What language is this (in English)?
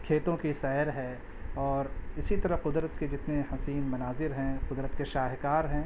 Urdu